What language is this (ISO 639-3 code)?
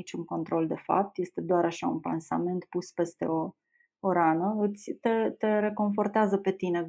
ron